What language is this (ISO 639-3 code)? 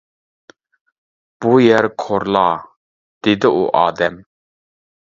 uig